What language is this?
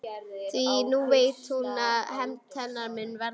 Icelandic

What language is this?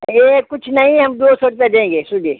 Hindi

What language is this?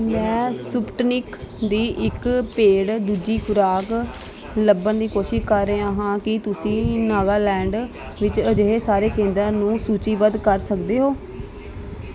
Punjabi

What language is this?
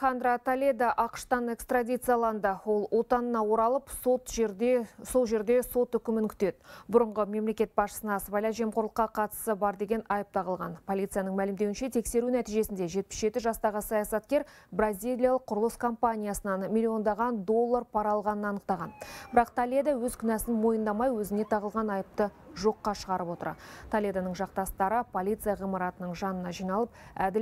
Russian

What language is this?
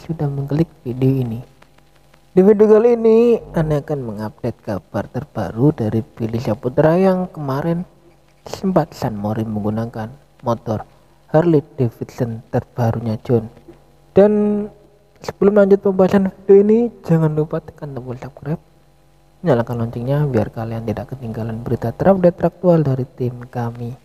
Indonesian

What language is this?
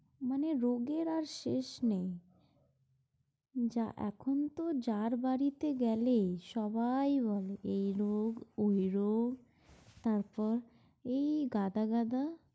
Bangla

